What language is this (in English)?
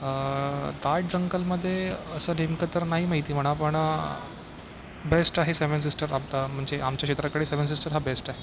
Marathi